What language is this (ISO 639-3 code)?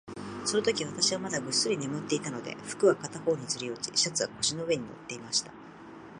jpn